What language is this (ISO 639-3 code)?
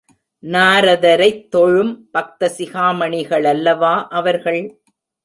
tam